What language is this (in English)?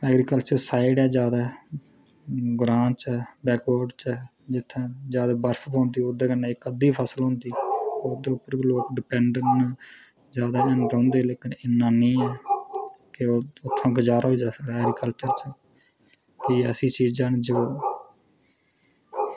Dogri